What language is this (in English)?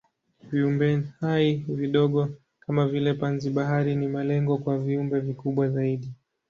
Swahili